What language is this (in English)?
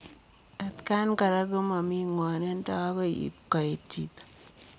Kalenjin